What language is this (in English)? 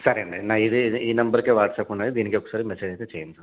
Telugu